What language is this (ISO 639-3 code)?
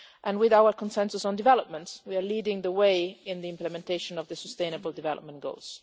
eng